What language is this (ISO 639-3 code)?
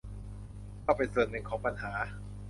tha